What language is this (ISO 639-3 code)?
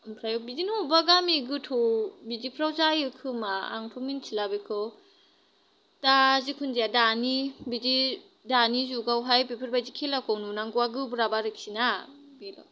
brx